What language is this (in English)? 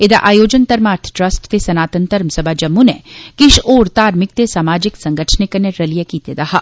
Dogri